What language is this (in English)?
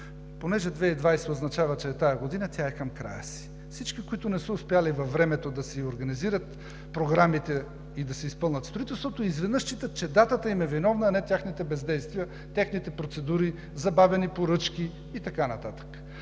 Bulgarian